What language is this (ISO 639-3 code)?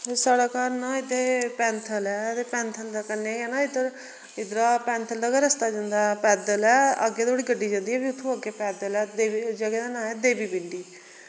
doi